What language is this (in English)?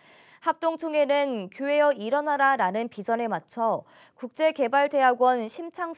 Korean